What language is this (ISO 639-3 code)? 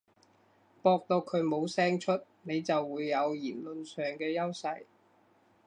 yue